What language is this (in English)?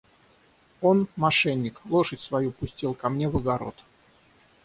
Russian